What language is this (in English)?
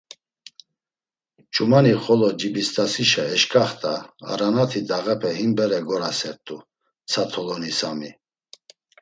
Laz